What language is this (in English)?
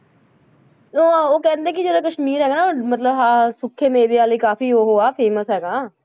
Punjabi